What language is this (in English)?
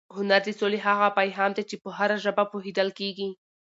Pashto